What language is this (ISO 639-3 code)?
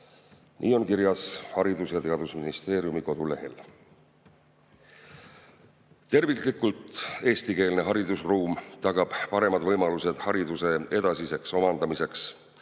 est